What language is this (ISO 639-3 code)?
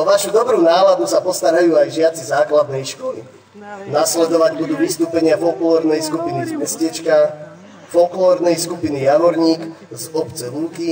ces